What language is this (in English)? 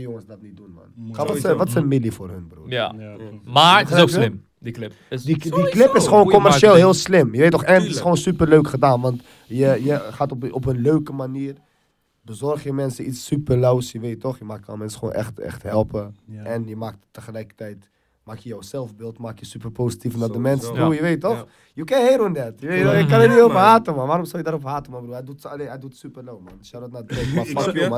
Dutch